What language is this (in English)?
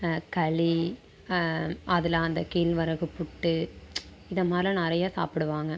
Tamil